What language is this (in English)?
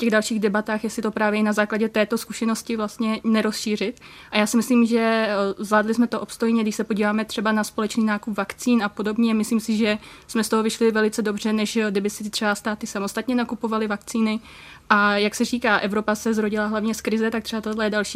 Czech